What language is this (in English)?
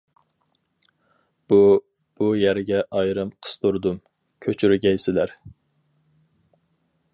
Uyghur